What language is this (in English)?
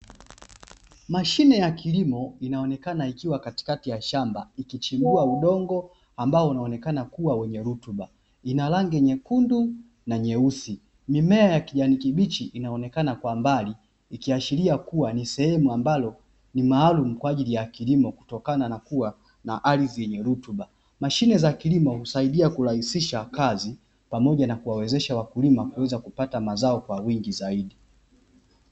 Swahili